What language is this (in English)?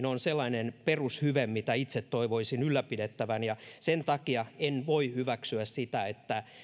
Finnish